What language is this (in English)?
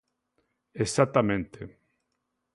Galician